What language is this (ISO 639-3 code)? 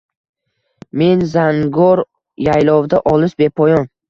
uzb